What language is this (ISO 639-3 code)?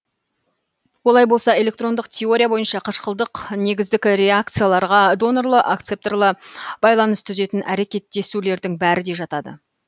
kaz